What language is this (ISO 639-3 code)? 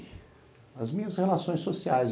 por